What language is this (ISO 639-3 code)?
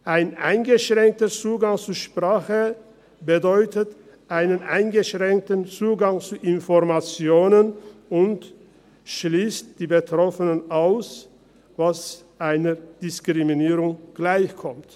gsw